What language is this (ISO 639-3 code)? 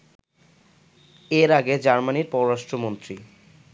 ben